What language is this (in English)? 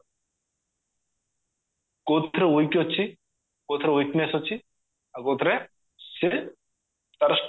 Odia